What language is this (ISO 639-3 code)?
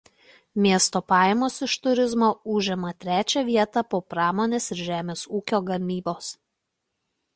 lit